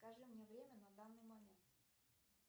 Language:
Russian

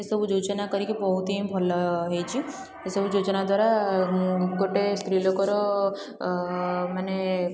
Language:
Odia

